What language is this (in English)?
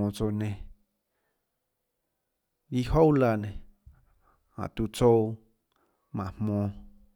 Tlacoatzintepec Chinantec